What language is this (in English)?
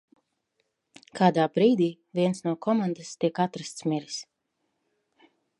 Latvian